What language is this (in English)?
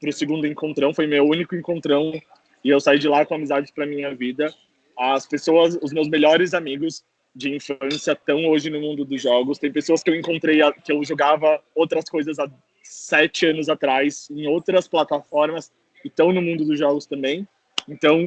Portuguese